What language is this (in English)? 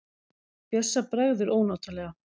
Icelandic